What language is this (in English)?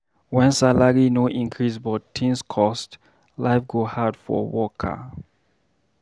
Nigerian Pidgin